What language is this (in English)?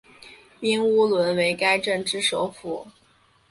Chinese